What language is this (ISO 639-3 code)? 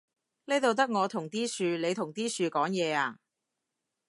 yue